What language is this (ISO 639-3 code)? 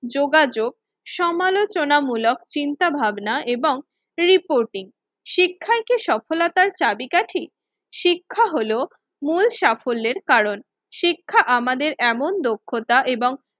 ben